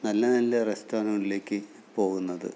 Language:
Malayalam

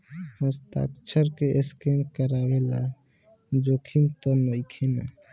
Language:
Bhojpuri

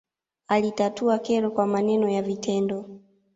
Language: Swahili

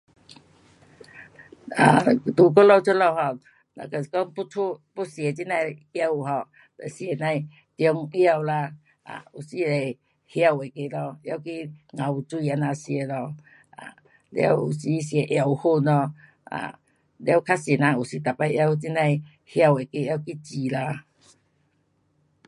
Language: Pu-Xian Chinese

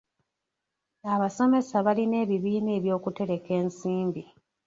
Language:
Ganda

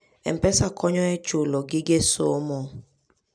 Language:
Luo (Kenya and Tanzania)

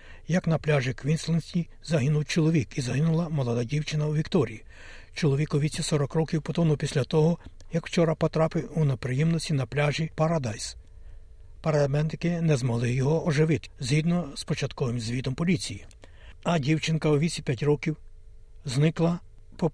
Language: Ukrainian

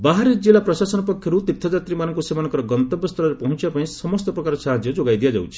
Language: Odia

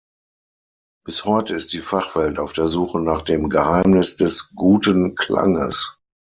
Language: German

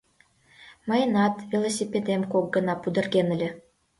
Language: Mari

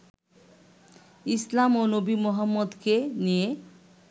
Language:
Bangla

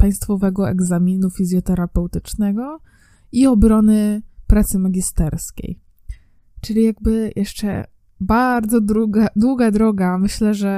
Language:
Polish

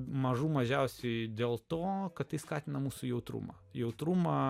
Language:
Lithuanian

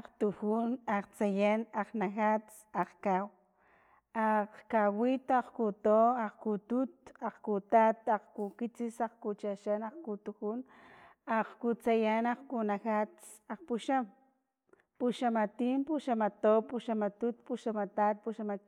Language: Filomena Mata-Coahuitlán Totonac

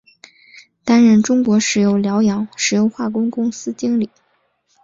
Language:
Chinese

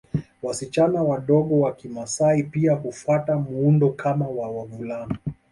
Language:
Swahili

